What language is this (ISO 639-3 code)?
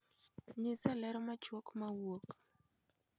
luo